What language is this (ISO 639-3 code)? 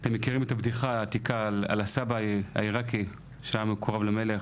heb